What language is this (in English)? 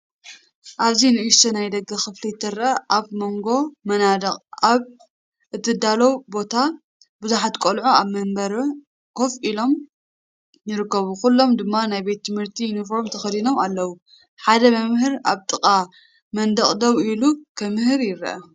Tigrinya